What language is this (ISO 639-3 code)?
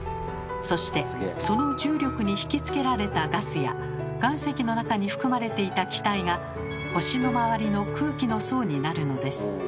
jpn